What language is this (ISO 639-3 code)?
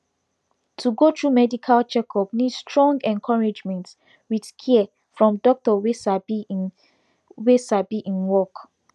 pcm